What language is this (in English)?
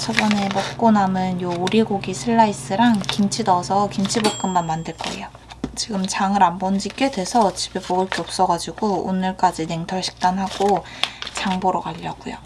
Korean